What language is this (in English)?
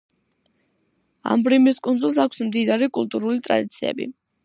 Georgian